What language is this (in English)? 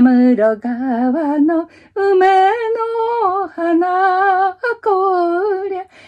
Japanese